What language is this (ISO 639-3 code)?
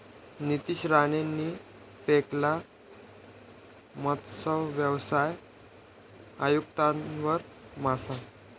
mar